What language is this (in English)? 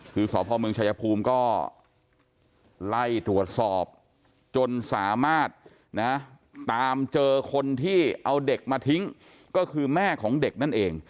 Thai